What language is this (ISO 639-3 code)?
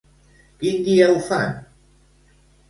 cat